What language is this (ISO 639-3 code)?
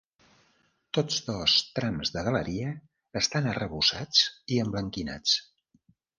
cat